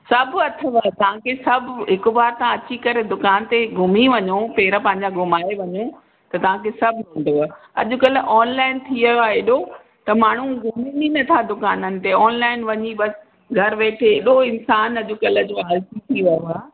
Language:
Sindhi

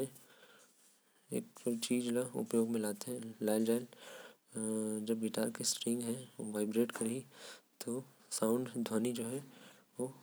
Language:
Korwa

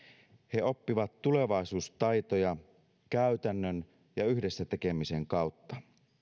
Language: Finnish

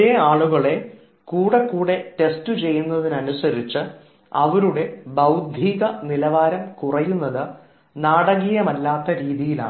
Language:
Malayalam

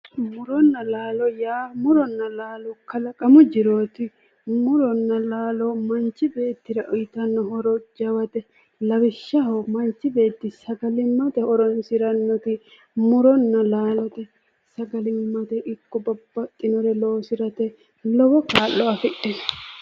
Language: Sidamo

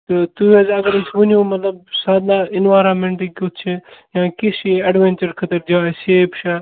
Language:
Kashmiri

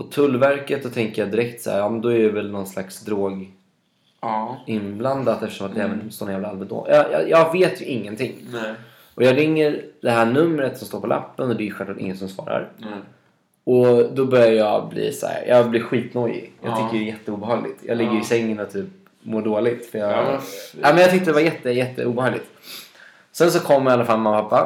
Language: Swedish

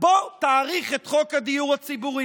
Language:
Hebrew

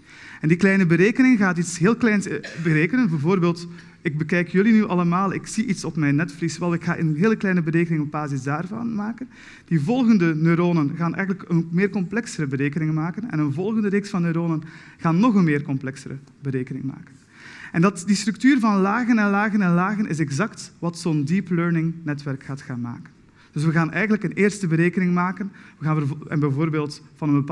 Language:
Dutch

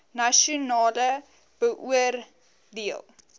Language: Afrikaans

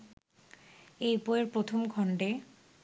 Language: Bangla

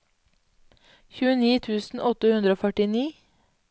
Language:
Norwegian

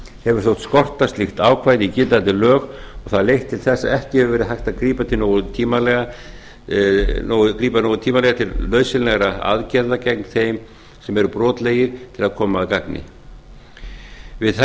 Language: Icelandic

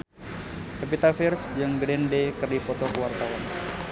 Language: Sundanese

